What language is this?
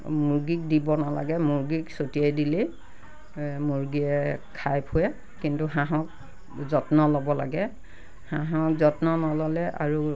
Assamese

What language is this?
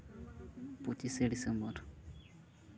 Santali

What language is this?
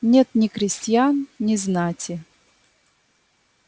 Russian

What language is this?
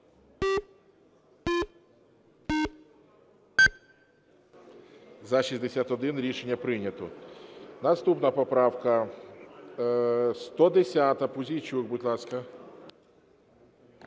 Ukrainian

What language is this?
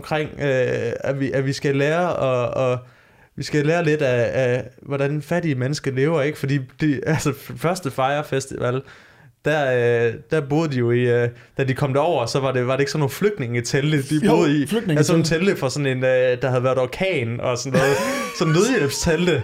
Danish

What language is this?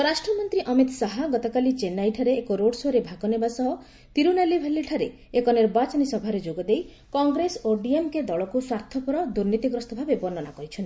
Odia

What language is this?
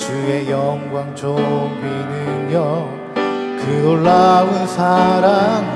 Korean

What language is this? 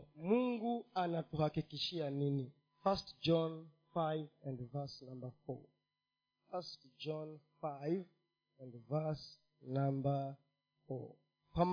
Swahili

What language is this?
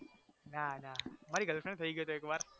Gujarati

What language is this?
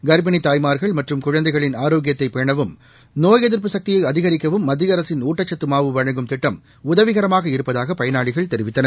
Tamil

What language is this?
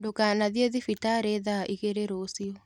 Kikuyu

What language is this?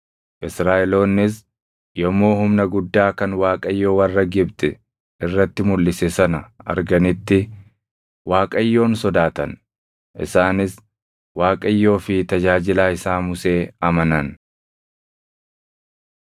Oromo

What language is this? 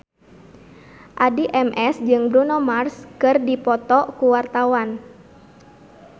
Sundanese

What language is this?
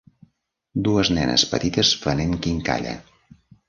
Catalan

